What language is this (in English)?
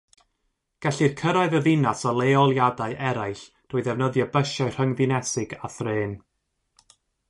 Welsh